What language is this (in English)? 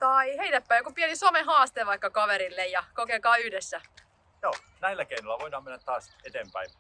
Finnish